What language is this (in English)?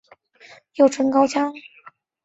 Chinese